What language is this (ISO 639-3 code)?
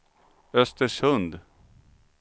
swe